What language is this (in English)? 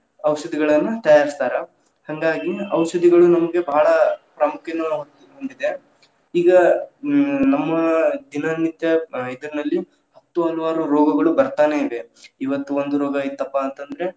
Kannada